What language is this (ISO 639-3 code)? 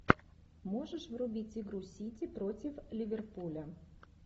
rus